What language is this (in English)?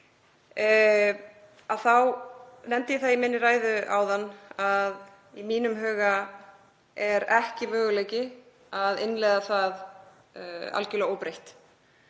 Icelandic